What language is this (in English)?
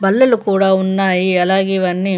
Telugu